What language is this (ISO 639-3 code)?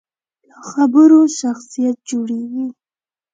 pus